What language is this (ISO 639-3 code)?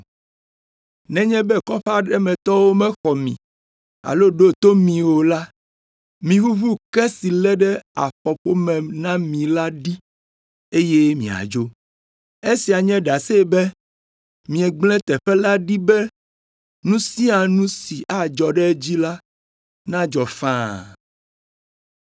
ewe